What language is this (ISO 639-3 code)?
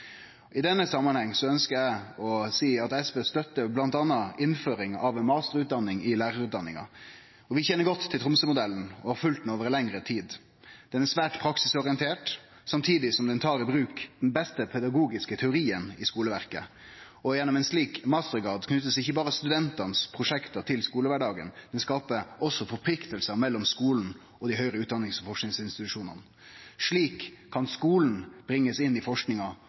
nno